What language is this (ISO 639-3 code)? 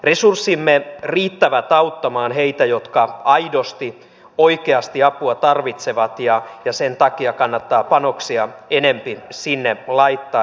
fin